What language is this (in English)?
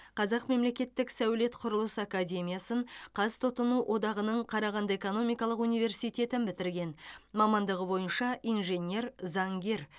Kazakh